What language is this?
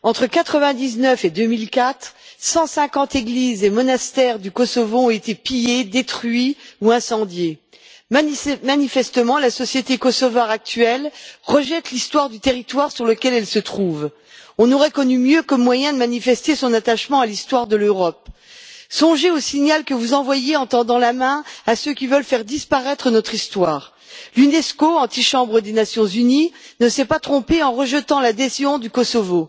French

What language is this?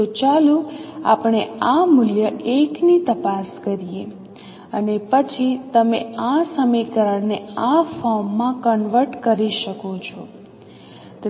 Gujarati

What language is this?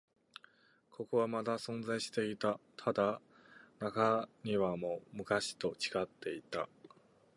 Japanese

